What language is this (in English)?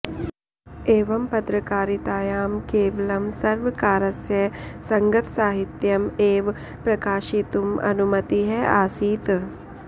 Sanskrit